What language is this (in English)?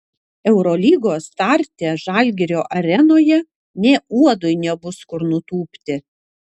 Lithuanian